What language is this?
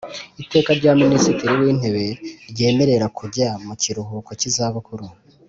Kinyarwanda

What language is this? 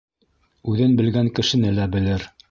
Bashkir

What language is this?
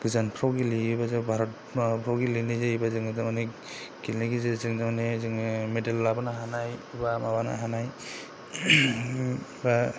Bodo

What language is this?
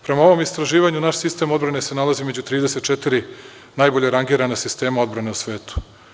Serbian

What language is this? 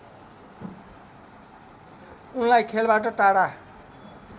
Nepali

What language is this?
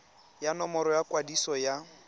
Tswana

